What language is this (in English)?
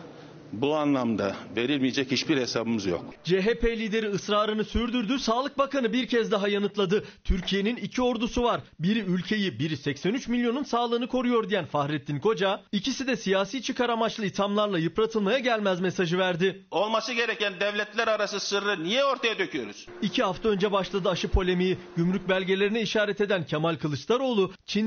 Turkish